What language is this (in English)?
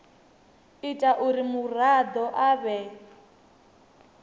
Venda